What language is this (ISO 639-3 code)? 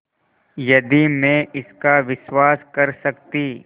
hin